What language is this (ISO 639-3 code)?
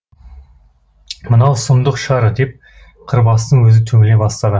kaz